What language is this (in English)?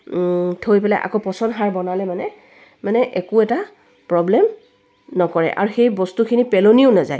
Assamese